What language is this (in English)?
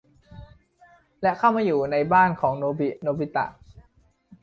Thai